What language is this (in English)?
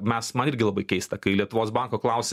Lithuanian